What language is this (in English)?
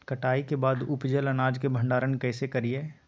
Magahi